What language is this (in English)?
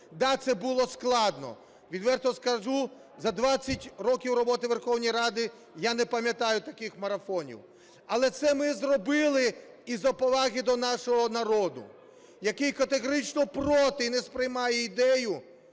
Ukrainian